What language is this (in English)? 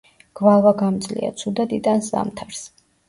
Georgian